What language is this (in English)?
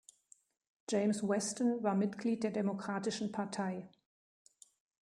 German